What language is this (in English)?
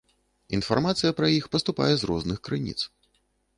Belarusian